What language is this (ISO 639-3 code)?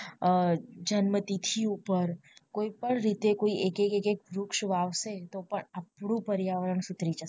guj